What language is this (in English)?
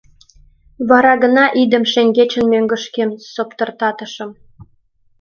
Mari